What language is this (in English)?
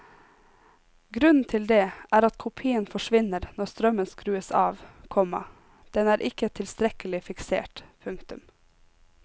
Norwegian